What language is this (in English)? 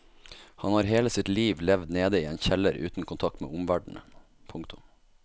Norwegian